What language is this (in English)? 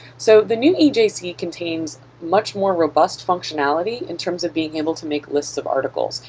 English